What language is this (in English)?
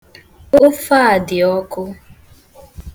Igbo